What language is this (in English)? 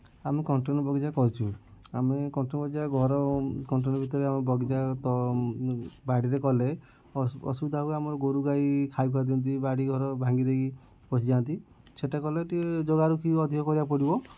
Odia